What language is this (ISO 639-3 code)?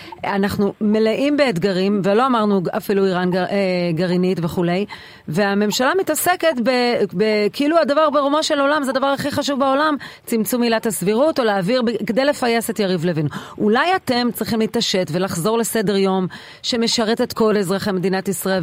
heb